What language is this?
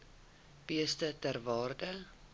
Afrikaans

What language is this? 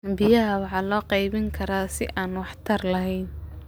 Somali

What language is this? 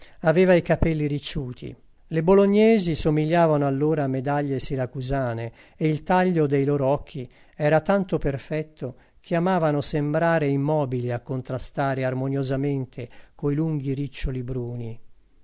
Italian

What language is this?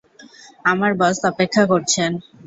Bangla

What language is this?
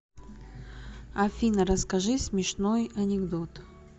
Russian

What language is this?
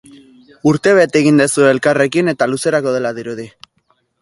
Basque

